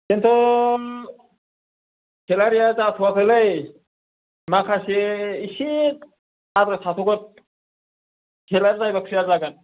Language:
Bodo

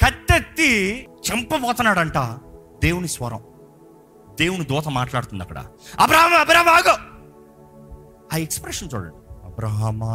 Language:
Telugu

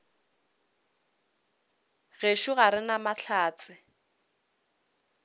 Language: Northern Sotho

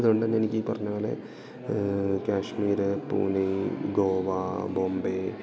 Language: Malayalam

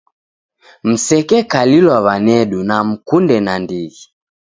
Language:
Taita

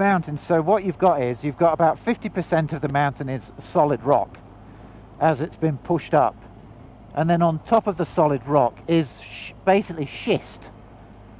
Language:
English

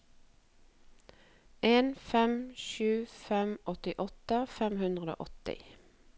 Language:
Norwegian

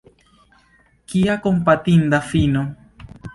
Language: Esperanto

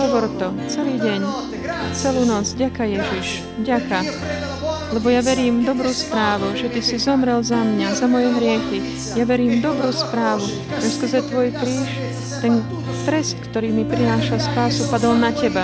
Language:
Slovak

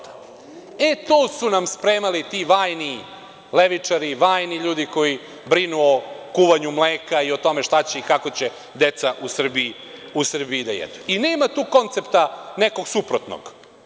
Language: Serbian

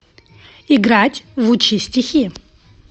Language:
Russian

